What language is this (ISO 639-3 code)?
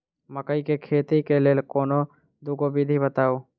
mai